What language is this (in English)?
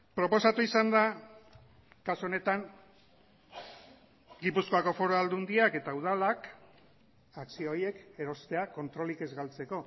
Basque